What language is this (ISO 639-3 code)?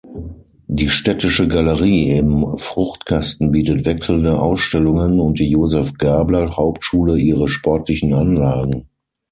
deu